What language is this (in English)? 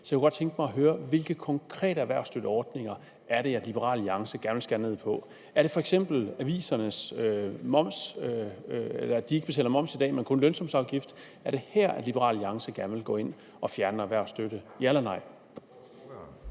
Danish